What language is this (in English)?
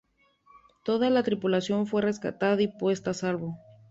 Spanish